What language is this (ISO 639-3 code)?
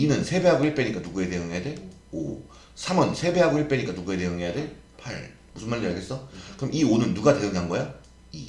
kor